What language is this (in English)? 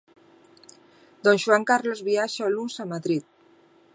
Galician